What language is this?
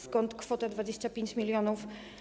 Polish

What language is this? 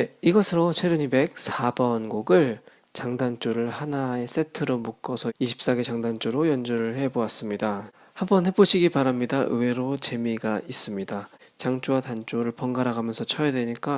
Korean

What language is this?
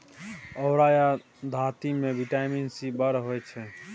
Maithili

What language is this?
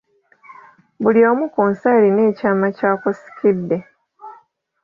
Ganda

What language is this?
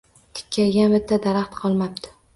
Uzbek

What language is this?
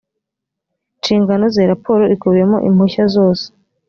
Kinyarwanda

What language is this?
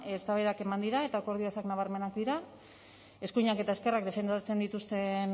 Basque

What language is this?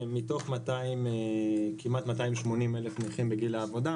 Hebrew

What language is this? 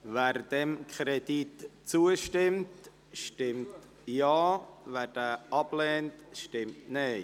Swiss German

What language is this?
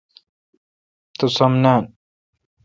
Kalkoti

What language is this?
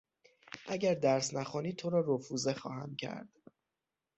Persian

